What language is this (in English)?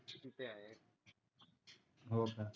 Marathi